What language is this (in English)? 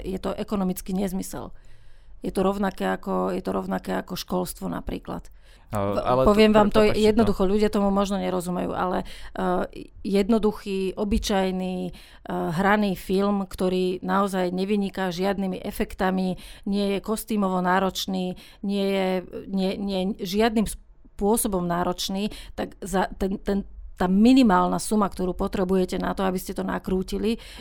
Slovak